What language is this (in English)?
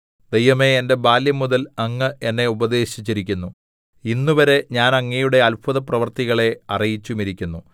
Malayalam